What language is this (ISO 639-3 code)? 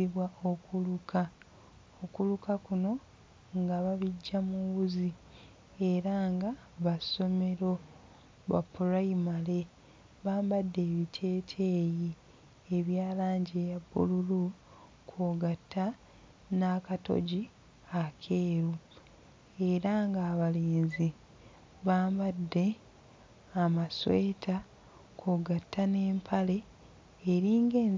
lug